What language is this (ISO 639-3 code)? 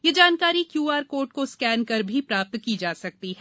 hin